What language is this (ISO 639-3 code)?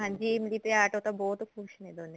pan